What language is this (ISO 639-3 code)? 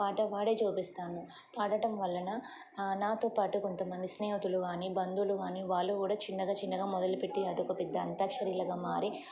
tel